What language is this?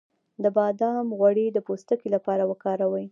Pashto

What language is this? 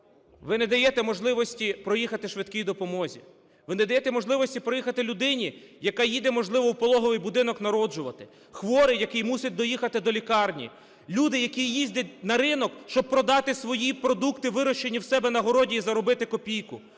Ukrainian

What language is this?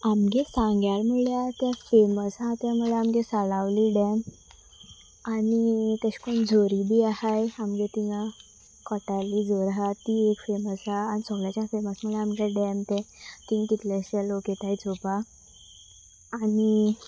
Konkani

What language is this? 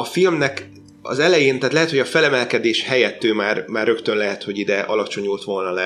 Hungarian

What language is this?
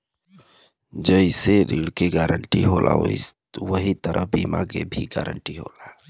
Bhojpuri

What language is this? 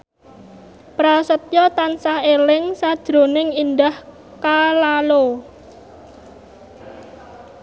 Javanese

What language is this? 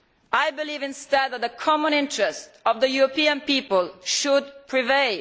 English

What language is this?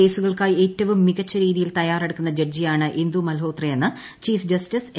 Malayalam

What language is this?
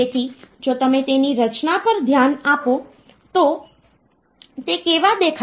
Gujarati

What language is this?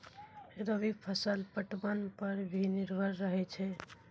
Maithili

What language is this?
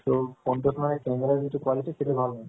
Assamese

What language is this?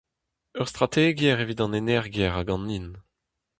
Breton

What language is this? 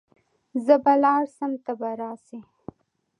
Pashto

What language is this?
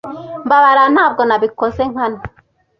Kinyarwanda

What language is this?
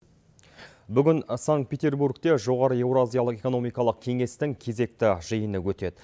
Kazakh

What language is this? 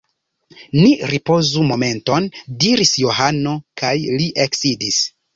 Esperanto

